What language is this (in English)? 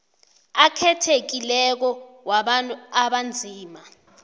South Ndebele